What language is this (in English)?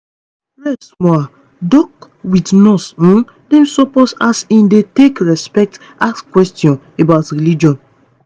Nigerian Pidgin